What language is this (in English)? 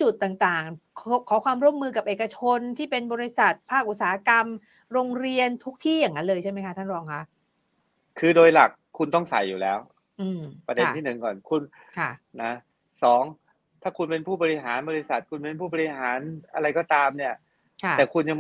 Thai